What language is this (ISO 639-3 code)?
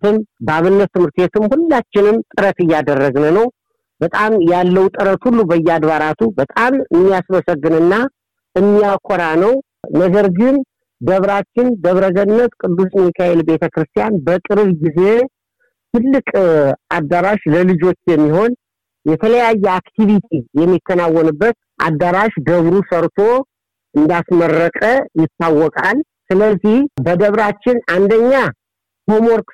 amh